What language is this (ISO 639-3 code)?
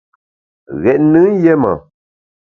bax